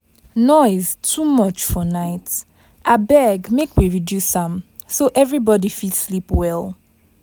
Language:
Nigerian Pidgin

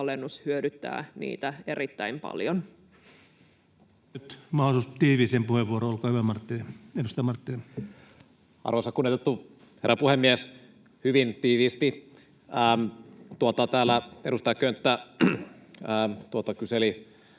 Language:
Finnish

